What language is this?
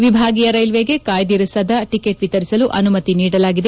Kannada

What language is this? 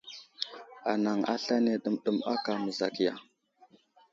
Wuzlam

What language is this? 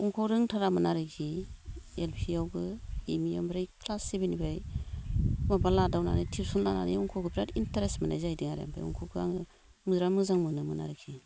Bodo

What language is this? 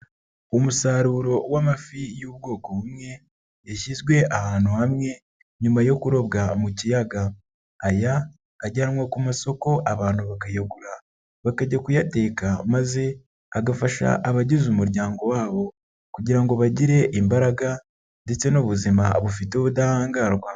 Kinyarwanda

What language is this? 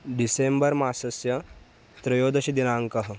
Sanskrit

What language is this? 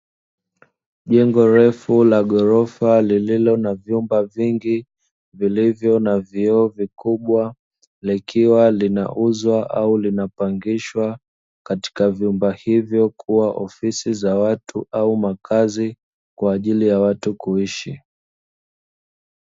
Swahili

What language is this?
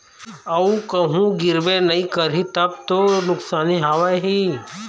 Chhattisgarhi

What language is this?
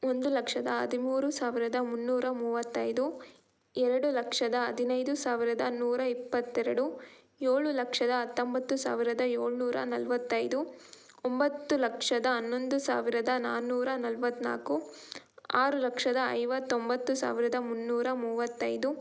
Kannada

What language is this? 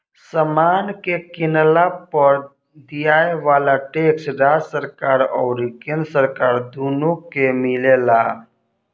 Bhojpuri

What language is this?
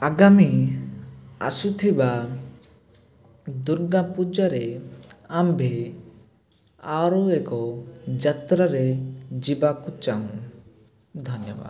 Odia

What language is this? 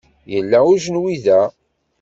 Kabyle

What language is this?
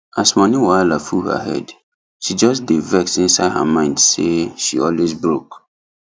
Nigerian Pidgin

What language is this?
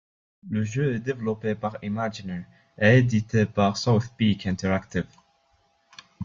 French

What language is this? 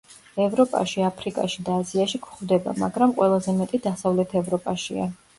Georgian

